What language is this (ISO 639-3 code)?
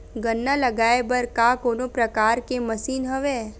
hne